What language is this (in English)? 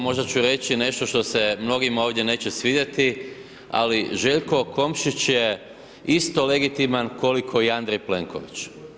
Croatian